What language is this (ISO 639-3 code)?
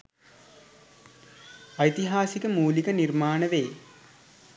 sin